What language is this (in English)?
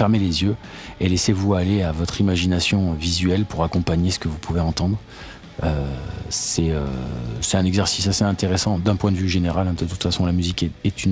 French